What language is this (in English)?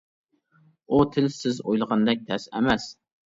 Uyghur